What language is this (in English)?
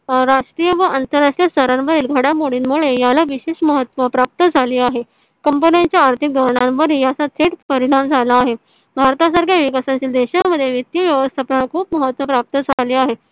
Marathi